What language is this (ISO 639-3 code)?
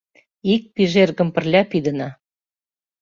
chm